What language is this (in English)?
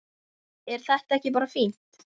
Icelandic